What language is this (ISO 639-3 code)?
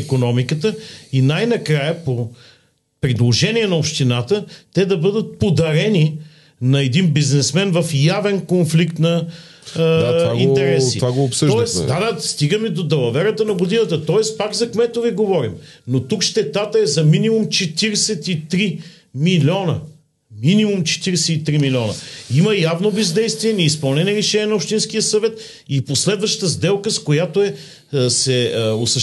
bul